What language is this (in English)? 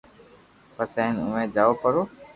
Loarki